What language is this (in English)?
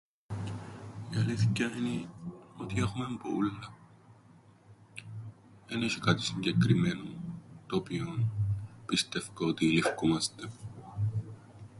Greek